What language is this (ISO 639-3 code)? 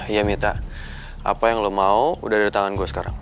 ind